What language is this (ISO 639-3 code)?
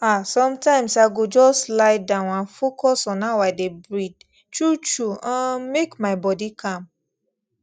pcm